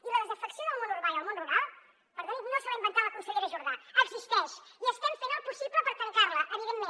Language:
Catalan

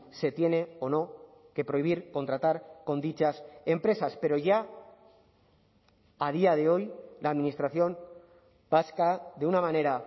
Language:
Spanish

